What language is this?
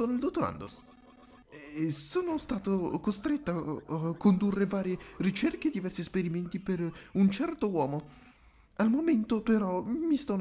Italian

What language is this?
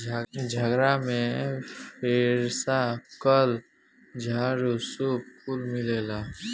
Bhojpuri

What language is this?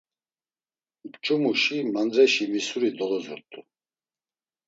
Laz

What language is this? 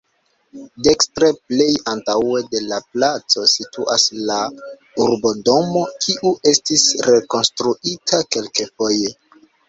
Esperanto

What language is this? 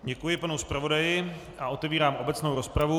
Czech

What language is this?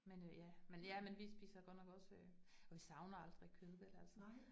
Danish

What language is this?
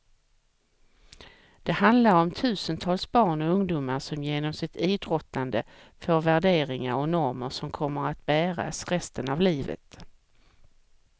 Swedish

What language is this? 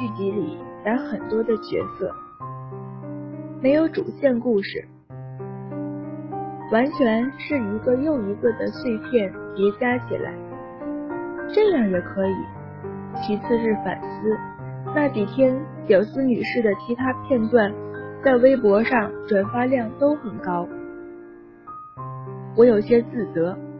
Chinese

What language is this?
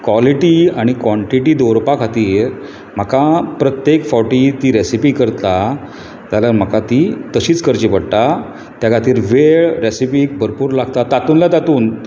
Konkani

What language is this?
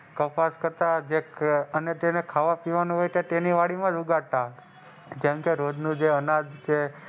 Gujarati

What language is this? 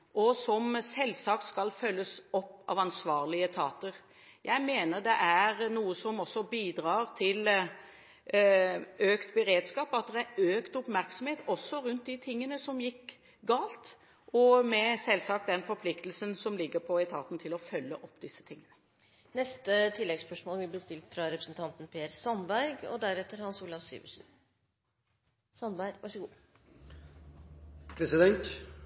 Norwegian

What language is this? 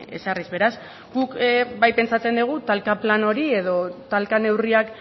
Basque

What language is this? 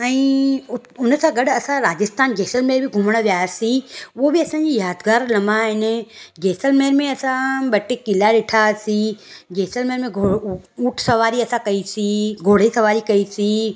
Sindhi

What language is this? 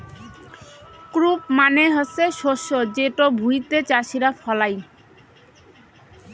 Bangla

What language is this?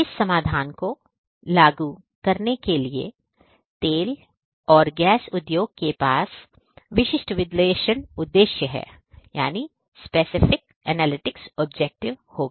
Hindi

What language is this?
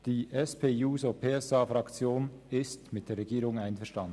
Swiss German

